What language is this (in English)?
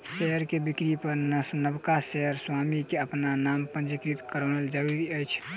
Maithili